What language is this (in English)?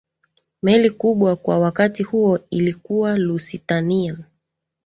Swahili